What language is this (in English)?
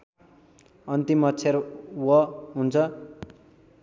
Nepali